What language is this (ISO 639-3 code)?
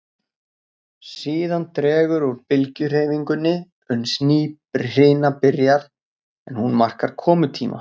isl